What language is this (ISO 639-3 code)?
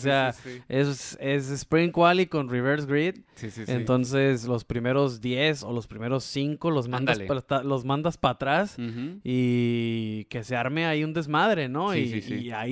spa